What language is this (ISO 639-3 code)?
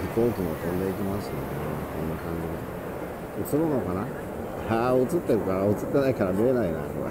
jpn